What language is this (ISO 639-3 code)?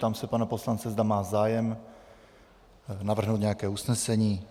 ces